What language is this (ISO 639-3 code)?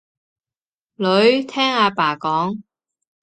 yue